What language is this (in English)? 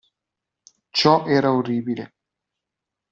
Italian